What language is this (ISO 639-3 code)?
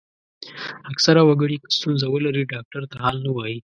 pus